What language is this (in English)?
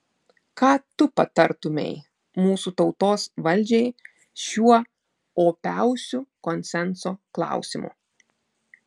Lithuanian